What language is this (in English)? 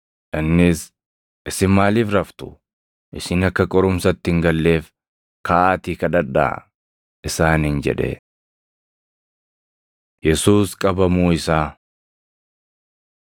Oromo